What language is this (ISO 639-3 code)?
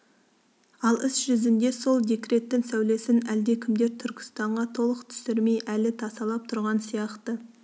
kaz